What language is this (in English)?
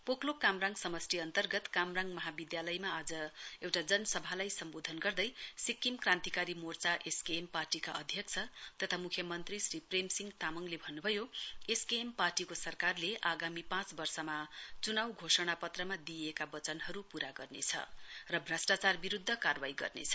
Nepali